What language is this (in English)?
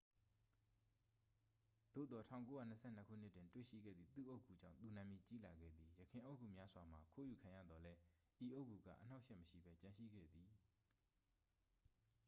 Burmese